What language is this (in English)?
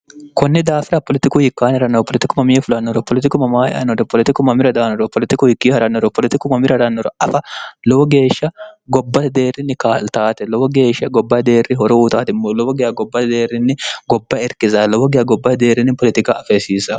Sidamo